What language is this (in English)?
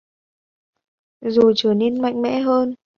Vietnamese